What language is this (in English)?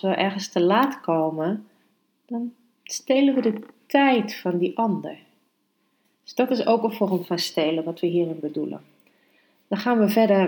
Dutch